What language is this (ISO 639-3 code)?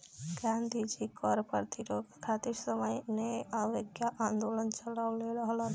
bho